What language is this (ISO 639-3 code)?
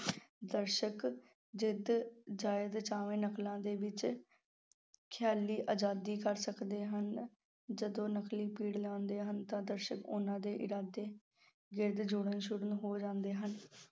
pan